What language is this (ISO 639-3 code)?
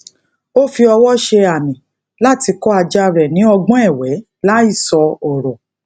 yor